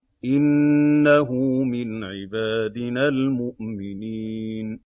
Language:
Arabic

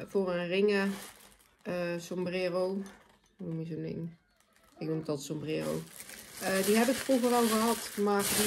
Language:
Dutch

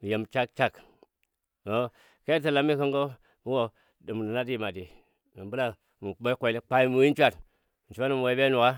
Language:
Dadiya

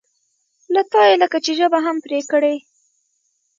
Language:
Pashto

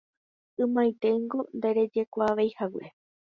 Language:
Guarani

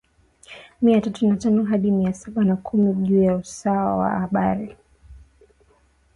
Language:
Swahili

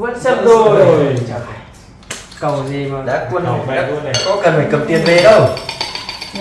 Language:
Vietnamese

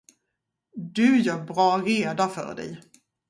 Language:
Swedish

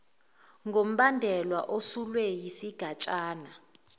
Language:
Zulu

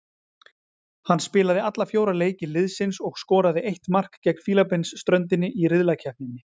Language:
Icelandic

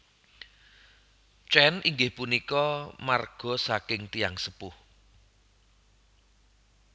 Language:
Javanese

